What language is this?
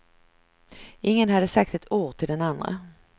Swedish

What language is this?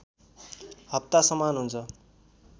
Nepali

